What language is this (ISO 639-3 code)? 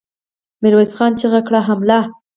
pus